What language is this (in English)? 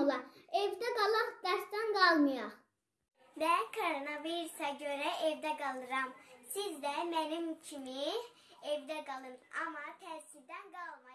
Azerbaijani